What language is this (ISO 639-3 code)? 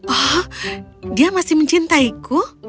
ind